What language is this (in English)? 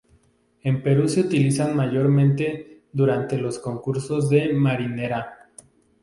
Spanish